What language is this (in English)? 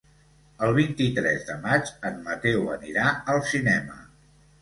Catalan